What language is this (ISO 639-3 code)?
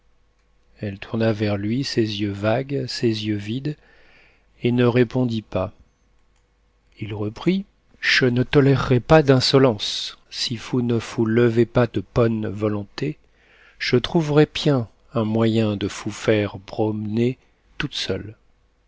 fra